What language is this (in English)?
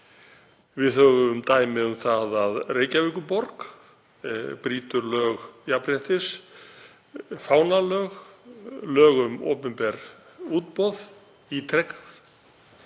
Icelandic